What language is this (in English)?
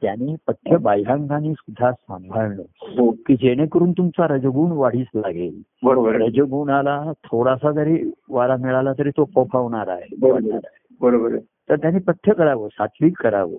Marathi